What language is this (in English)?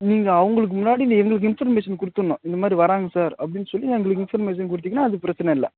Tamil